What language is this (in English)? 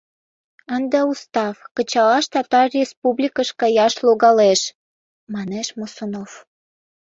Mari